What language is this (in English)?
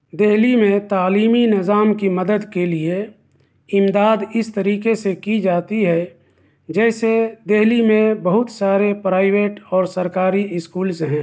Urdu